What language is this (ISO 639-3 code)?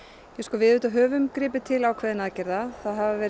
isl